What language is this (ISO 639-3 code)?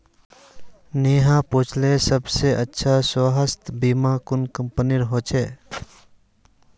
mag